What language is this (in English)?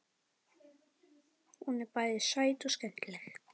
Icelandic